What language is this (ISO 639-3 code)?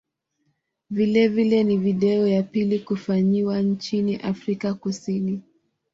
swa